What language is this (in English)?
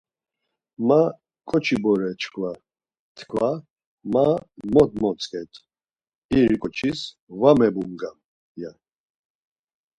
Laz